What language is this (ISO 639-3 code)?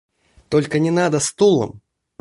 rus